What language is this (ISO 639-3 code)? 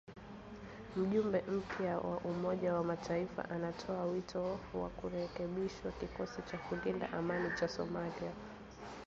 swa